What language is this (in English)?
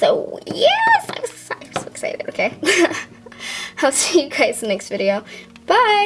English